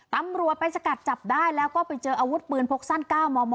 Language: Thai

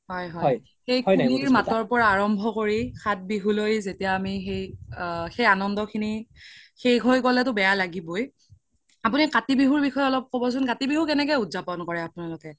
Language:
Assamese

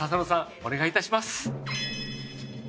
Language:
Japanese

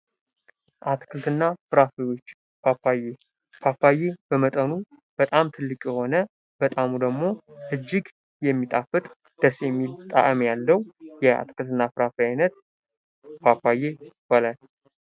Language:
Amharic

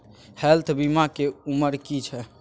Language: Maithili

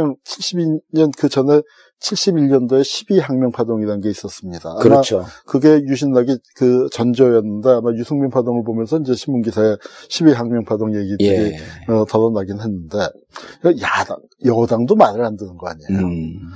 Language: Korean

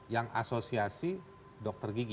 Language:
Indonesian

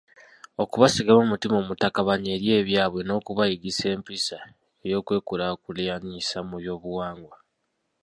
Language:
Ganda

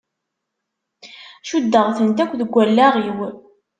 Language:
Kabyle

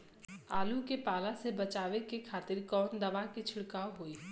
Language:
Bhojpuri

